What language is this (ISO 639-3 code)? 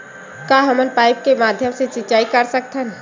hne